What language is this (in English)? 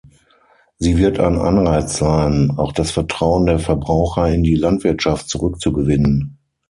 German